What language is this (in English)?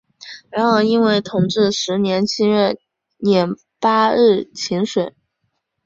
Chinese